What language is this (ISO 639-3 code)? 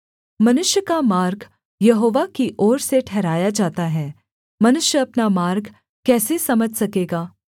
hin